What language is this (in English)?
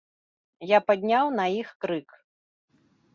Belarusian